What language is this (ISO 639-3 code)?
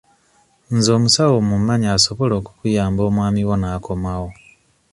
lug